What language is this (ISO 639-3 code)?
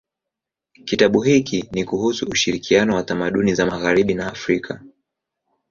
swa